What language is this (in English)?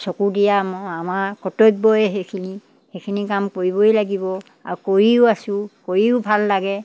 Assamese